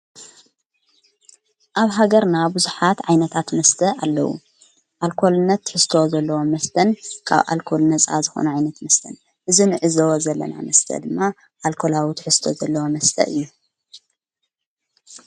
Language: Tigrinya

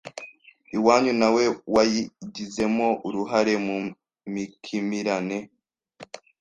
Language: Kinyarwanda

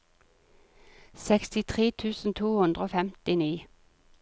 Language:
Norwegian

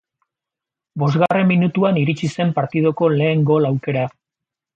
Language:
Basque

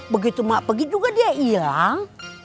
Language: Indonesian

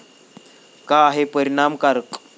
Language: Marathi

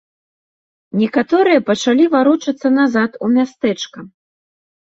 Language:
Belarusian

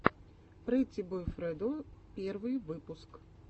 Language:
Russian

